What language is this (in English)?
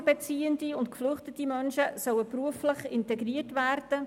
Swiss German